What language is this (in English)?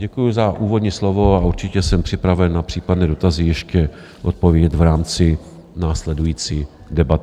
Czech